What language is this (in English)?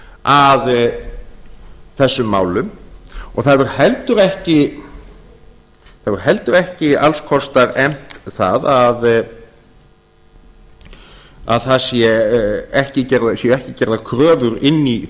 Icelandic